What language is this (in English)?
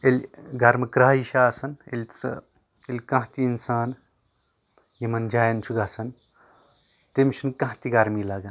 Kashmiri